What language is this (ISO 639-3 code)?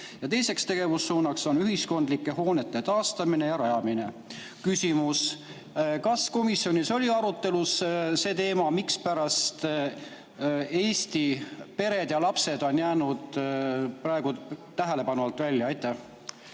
est